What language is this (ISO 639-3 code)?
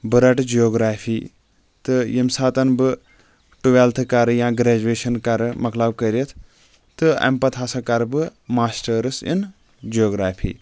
kas